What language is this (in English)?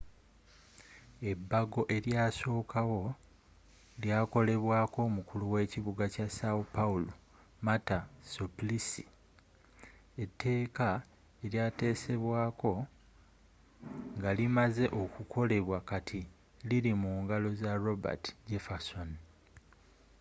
Ganda